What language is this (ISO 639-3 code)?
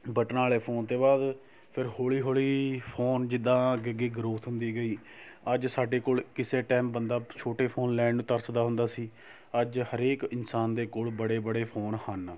pan